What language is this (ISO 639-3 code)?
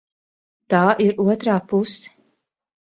lav